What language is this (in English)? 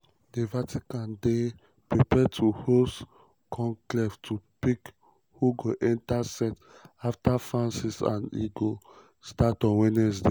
Nigerian Pidgin